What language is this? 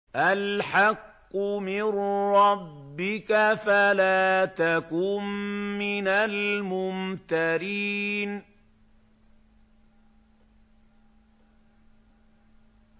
Arabic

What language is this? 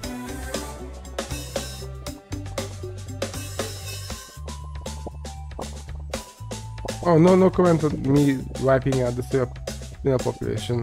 English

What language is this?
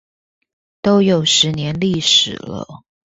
Chinese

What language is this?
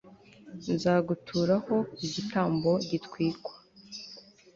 Kinyarwanda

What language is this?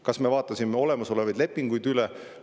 Estonian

